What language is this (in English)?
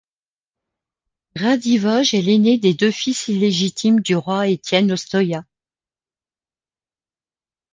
French